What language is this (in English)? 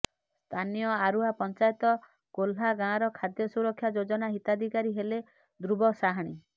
Odia